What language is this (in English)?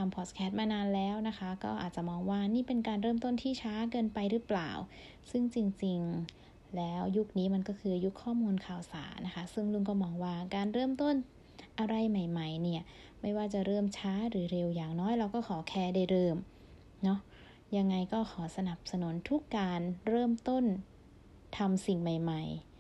Thai